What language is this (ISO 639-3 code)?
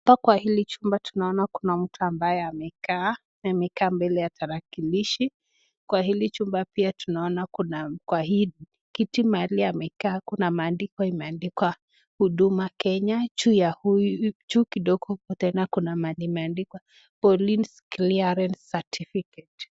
swa